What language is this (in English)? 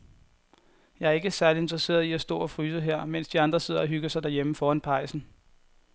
Danish